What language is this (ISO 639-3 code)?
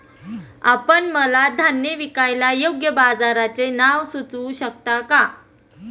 mar